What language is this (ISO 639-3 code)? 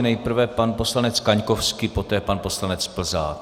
ces